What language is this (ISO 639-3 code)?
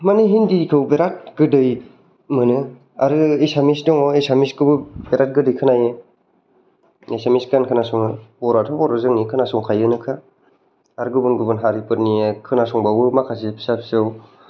brx